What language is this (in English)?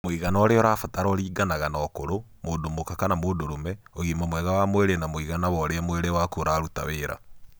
Kikuyu